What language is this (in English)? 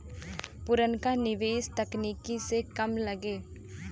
Bhojpuri